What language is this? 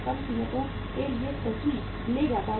Hindi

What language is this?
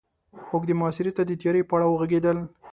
Pashto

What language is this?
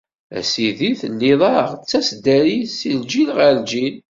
Kabyle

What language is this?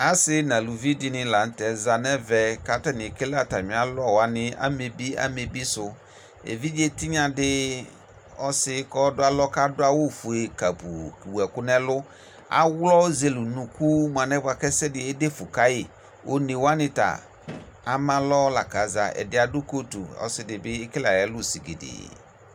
Ikposo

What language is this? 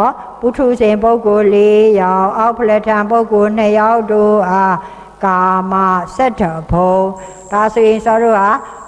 Thai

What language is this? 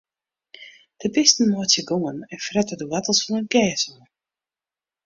Western Frisian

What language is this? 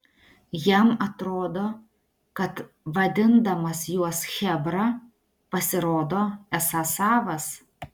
Lithuanian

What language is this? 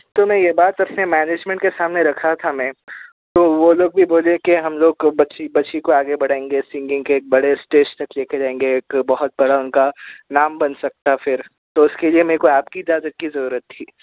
Urdu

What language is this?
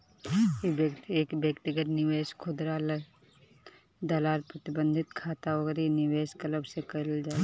Bhojpuri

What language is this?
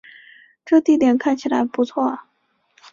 Chinese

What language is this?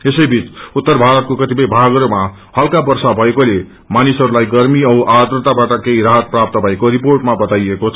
Nepali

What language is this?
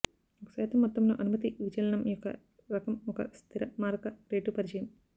Telugu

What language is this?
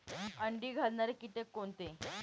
Marathi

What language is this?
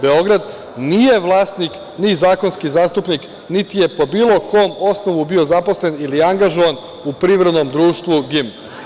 Serbian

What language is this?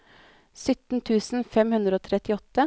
Norwegian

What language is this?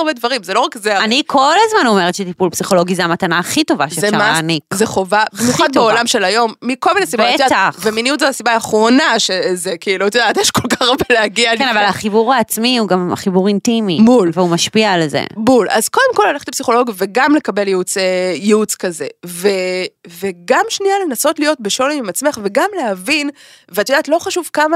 Hebrew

